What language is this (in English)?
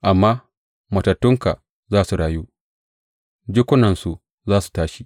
Hausa